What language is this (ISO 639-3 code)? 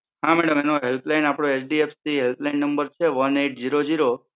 guj